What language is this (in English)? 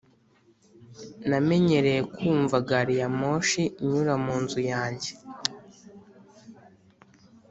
Kinyarwanda